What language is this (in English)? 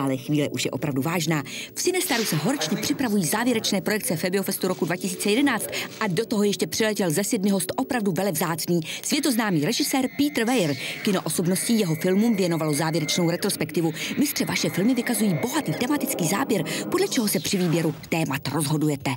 Czech